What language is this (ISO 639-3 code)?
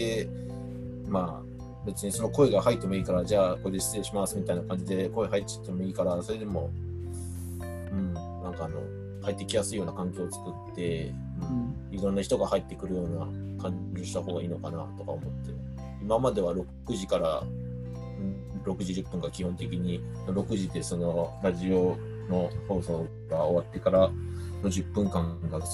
jpn